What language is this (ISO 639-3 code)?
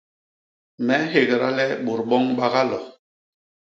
bas